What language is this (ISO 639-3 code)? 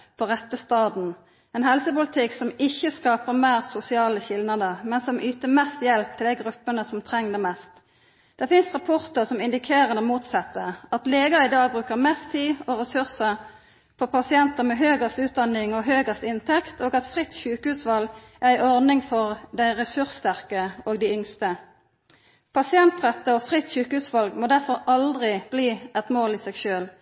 nno